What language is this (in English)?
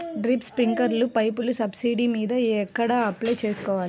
Telugu